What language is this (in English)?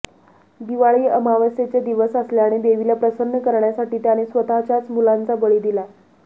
Marathi